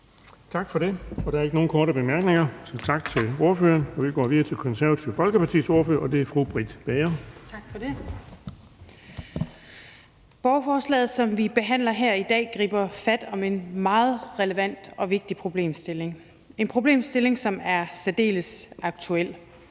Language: Danish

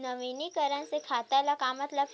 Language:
Chhattisgarhi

